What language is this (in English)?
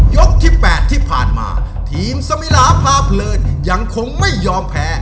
Thai